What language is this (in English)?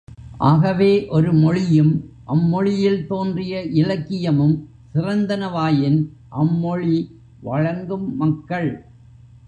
Tamil